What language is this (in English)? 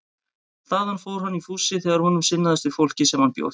Icelandic